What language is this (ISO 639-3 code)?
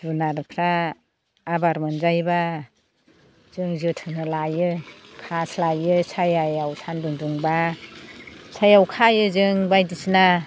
brx